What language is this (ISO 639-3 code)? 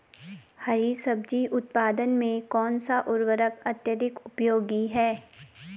hin